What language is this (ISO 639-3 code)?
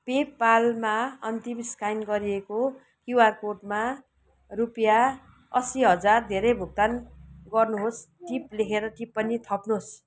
nep